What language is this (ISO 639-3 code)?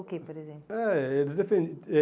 por